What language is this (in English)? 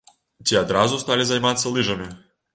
Belarusian